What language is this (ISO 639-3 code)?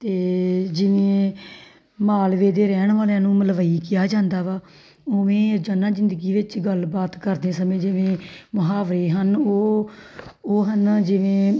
pan